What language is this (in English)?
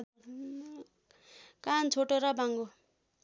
Nepali